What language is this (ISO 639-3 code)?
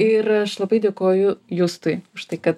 lit